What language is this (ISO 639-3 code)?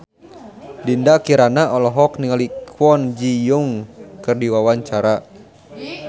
sun